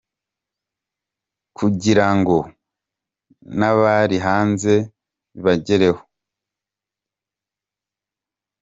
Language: Kinyarwanda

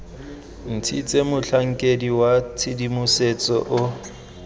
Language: Tswana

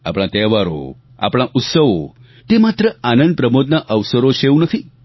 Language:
Gujarati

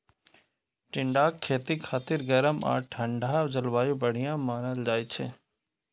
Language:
Maithili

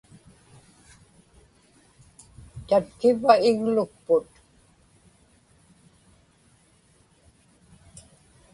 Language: Inupiaq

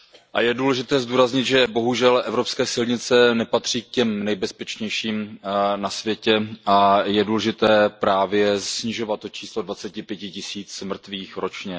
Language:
Czech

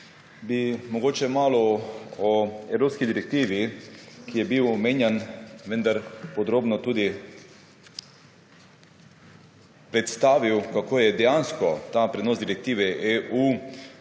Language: Slovenian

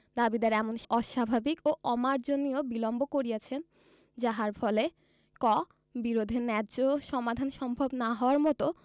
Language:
Bangla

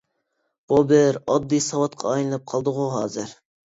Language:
Uyghur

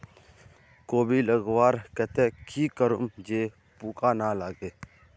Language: Magahi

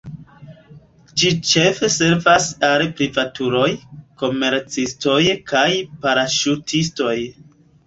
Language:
Esperanto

